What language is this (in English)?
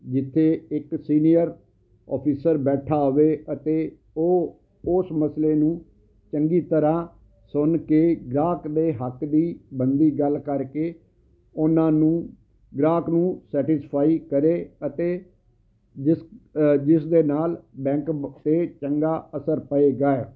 Punjabi